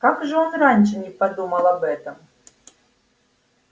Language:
Russian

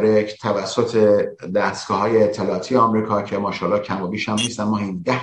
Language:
Persian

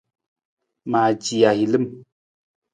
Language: Nawdm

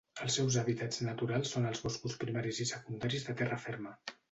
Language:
Catalan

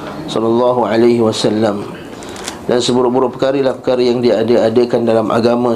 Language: Malay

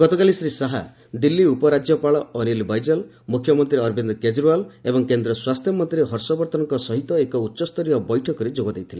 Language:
Odia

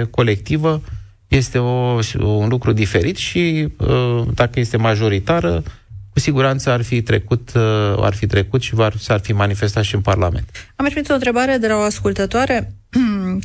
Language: Romanian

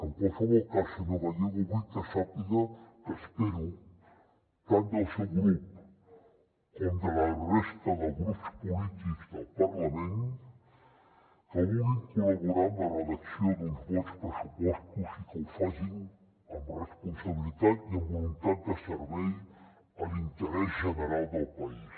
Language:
Catalan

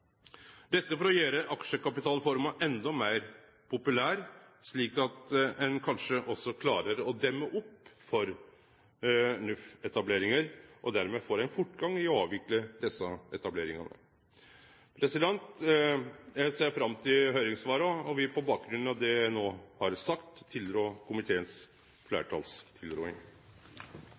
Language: Norwegian Nynorsk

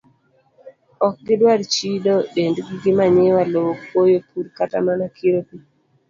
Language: Luo (Kenya and Tanzania)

